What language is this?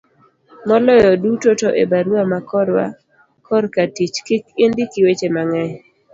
Luo (Kenya and Tanzania)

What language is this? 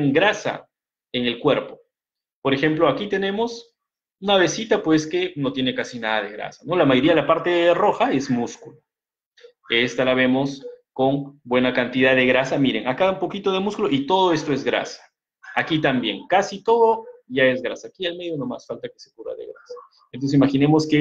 Spanish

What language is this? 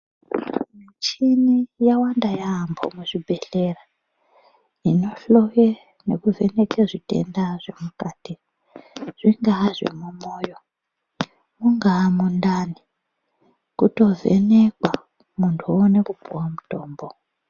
Ndau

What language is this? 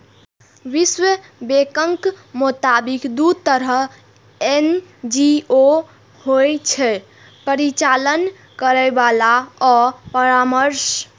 Maithili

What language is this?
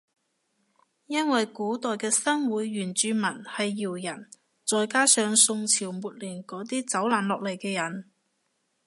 Cantonese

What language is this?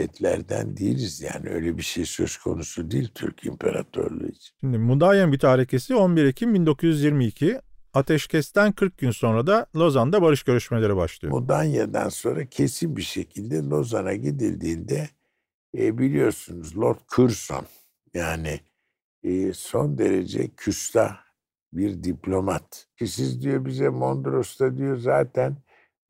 Turkish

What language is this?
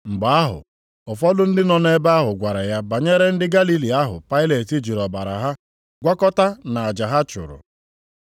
Igbo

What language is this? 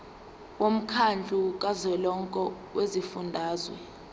Zulu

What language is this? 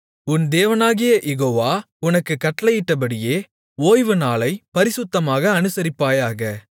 Tamil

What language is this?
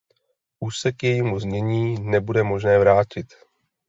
Czech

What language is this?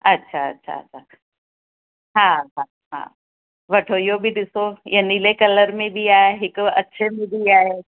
Sindhi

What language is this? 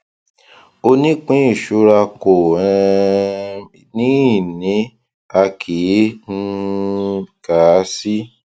Yoruba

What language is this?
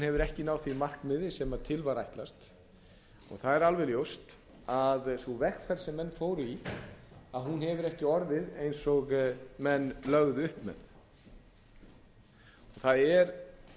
Icelandic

